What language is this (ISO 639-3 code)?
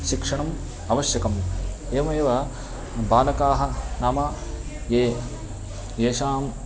san